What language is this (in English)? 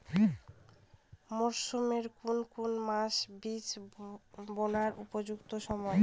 Bangla